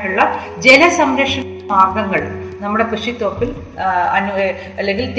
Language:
Malayalam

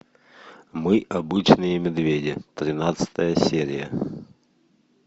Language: Russian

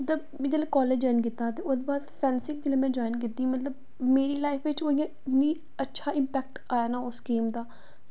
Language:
Dogri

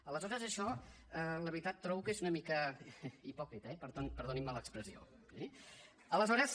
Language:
Catalan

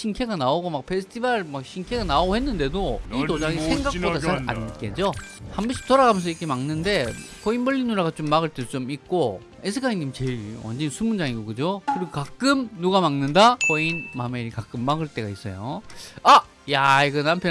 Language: Korean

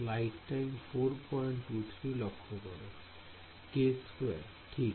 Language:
Bangla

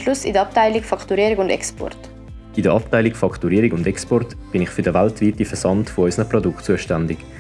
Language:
German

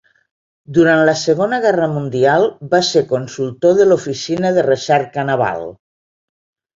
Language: Catalan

